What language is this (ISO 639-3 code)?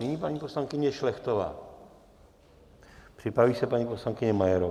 ces